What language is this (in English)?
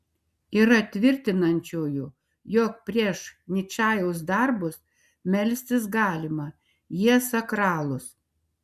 Lithuanian